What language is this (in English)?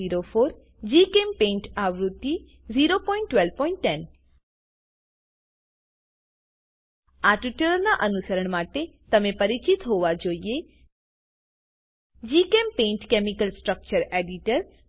Gujarati